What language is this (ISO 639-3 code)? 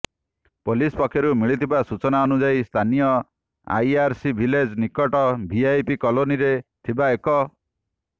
ori